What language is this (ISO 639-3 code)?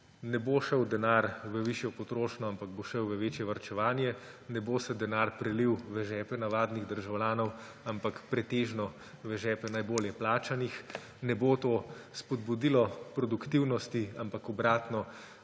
slv